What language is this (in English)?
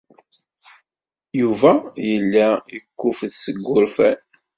Kabyle